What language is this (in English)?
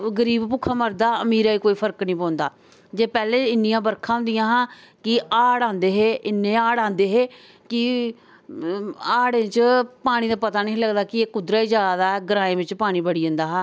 Dogri